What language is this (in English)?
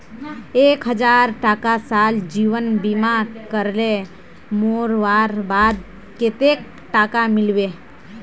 Magahi